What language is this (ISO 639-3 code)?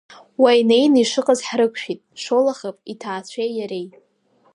abk